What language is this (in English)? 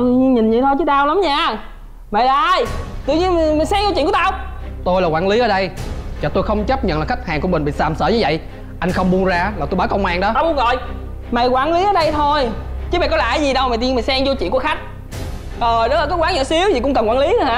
Vietnamese